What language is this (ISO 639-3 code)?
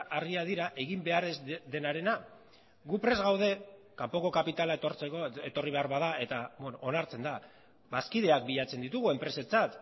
eus